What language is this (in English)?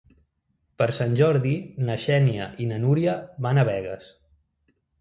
Catalan